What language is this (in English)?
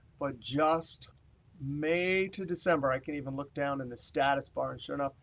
English